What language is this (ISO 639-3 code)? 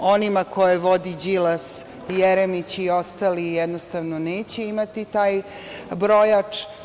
srp